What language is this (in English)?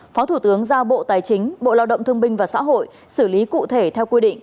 Vietnamese